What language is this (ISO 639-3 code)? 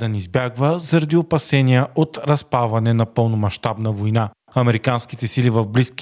bul